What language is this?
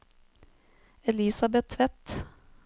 Norwegian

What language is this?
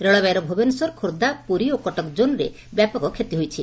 Odia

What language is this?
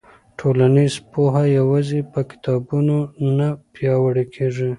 Pashto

